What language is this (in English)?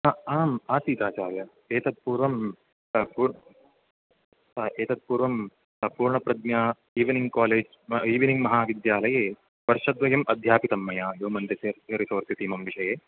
Sanskrit